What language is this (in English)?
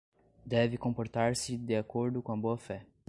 Portuguese